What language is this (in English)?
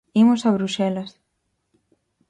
Galician